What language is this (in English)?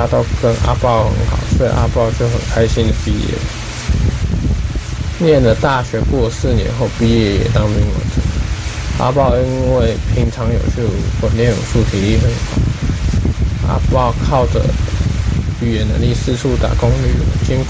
Chinese